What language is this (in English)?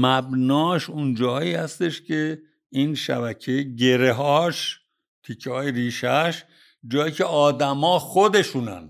Persian